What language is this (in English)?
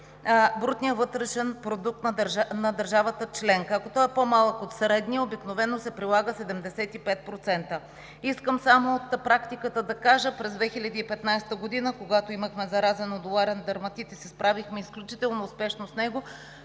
Bulgarian